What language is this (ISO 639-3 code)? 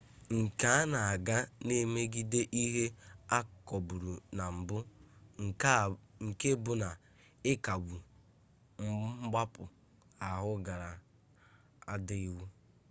ibo